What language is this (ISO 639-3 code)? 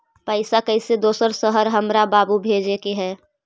mag